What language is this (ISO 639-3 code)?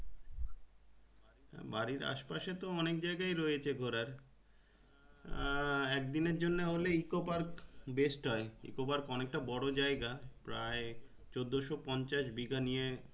ben